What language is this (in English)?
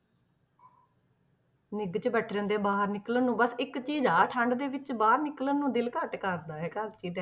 Punjabi